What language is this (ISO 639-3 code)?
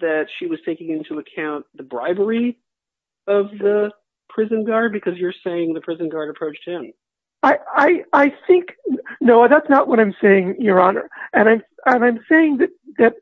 eng